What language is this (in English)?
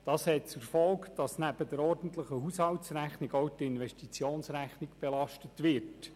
Swiss German